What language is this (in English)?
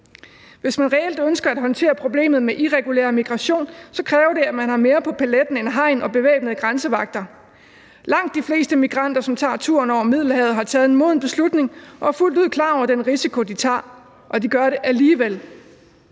Danish